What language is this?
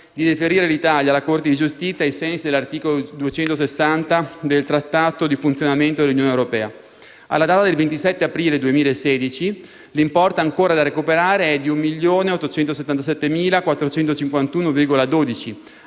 Italian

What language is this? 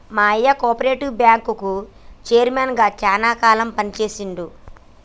Telugu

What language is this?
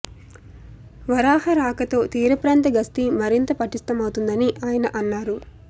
Telugu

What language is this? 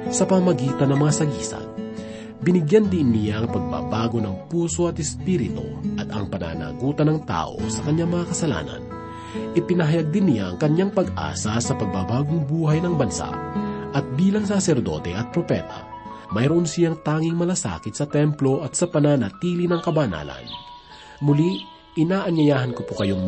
Filipino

